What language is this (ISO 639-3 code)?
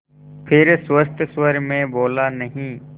hin